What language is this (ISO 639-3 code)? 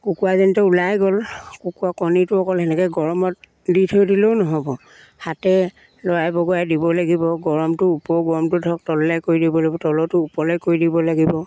asm